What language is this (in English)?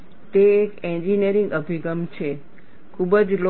Gujarati